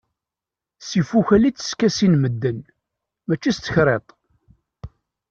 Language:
Kabyle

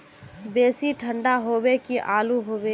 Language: Magahi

